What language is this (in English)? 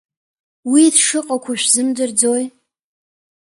Abkhazian